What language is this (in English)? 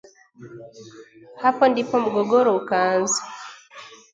Swahili